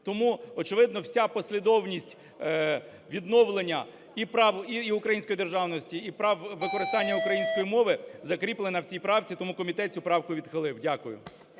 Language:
Ukrainian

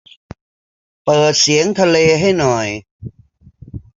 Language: Thai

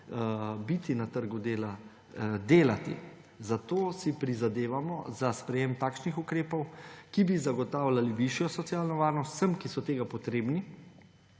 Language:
Slovenian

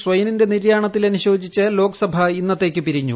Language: Malayalam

